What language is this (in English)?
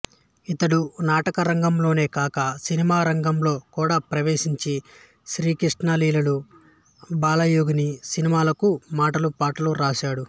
Telugu